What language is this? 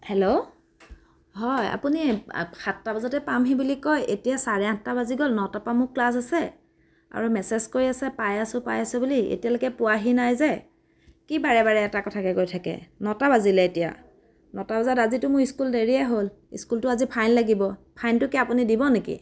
Assamese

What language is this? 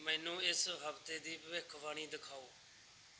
Punjabi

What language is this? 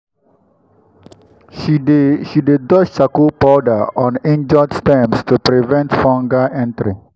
Nigerian Pidgin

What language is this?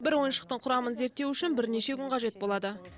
Kazakh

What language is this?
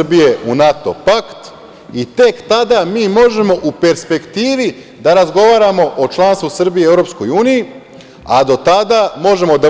Serbian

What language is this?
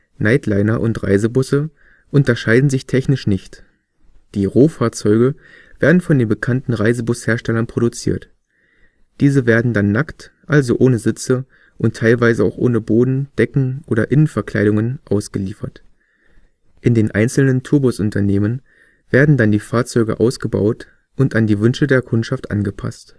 German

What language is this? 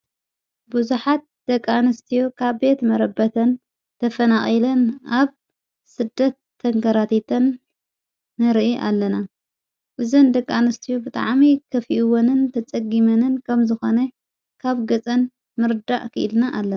Tigrinya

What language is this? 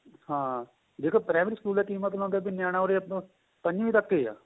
Punjabi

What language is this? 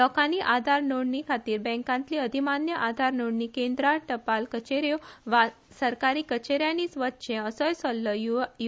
Konkani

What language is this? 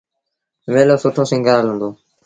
Sindhi Bhil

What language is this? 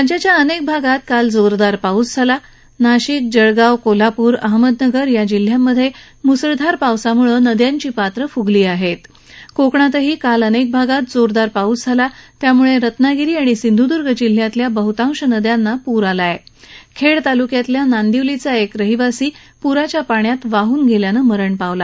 Marathi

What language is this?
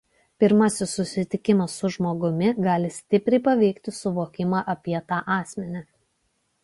Lithuanian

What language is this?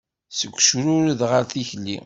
Kabyle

